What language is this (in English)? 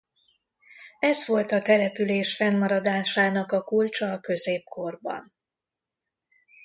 Hungarian